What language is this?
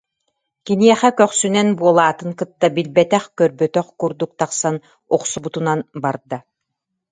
Yakut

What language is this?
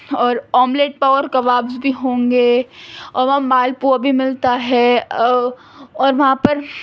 Urdu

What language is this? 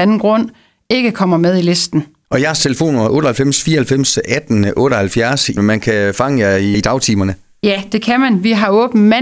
Danish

